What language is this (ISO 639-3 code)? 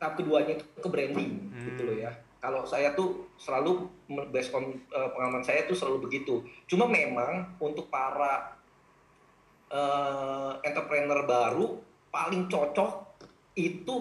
ind